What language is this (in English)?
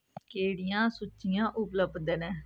Dogri